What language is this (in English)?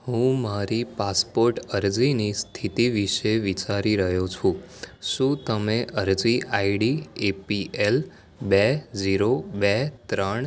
Gujarati